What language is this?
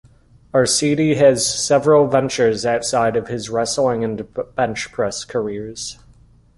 English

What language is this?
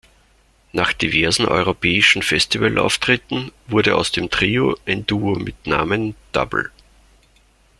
German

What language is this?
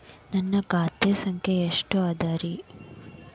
Kannada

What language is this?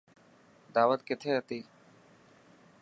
Dhatki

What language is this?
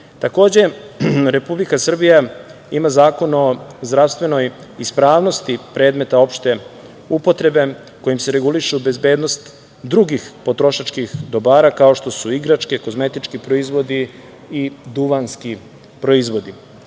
Serbian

